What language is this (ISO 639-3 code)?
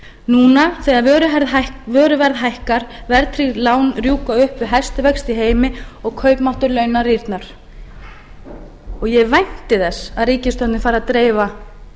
isl